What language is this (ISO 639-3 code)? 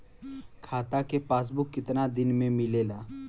bho